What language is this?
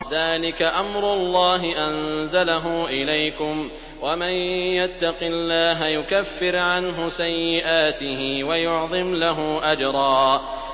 Arabic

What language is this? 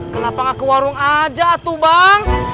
Indonesian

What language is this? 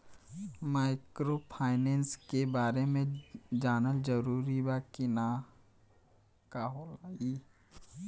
Bhojpuri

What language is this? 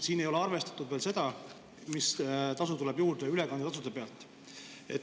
Estonian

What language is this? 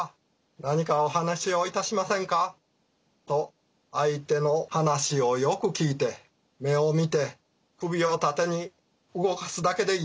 Japanese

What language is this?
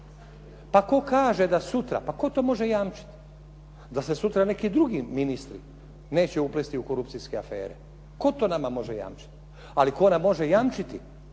Croatian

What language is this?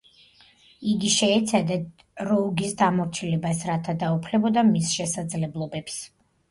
Georgian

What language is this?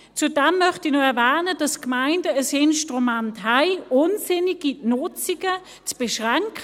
Swiss German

